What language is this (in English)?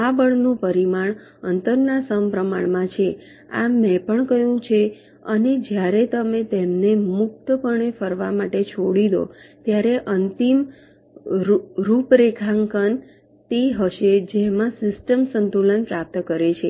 Gujarati